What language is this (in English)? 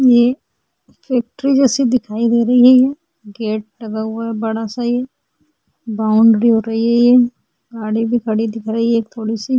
Hindi